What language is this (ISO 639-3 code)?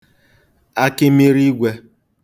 ibo